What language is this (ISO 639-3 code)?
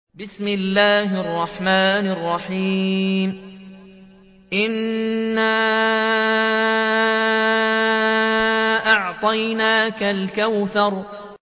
ara